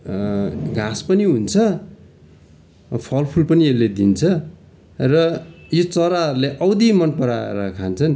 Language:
Nepali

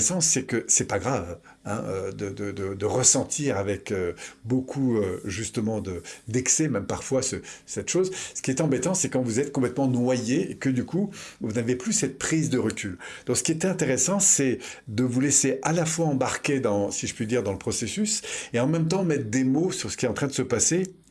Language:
French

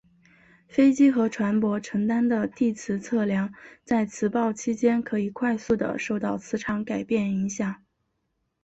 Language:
Chinese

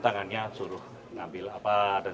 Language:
Indonesian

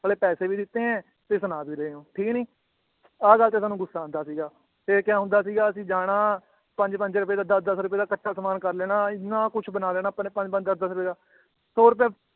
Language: Punjabi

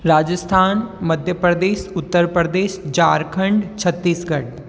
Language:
Hindi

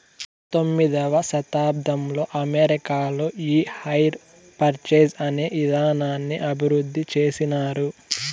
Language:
Telugu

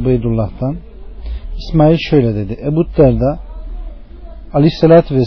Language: Turkish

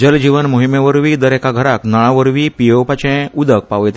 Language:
Konkani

